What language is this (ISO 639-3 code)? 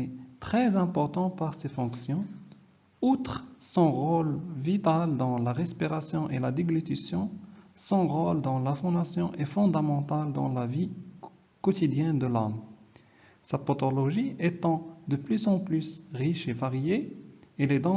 fra